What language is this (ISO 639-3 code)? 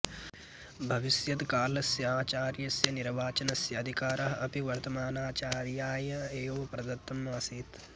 san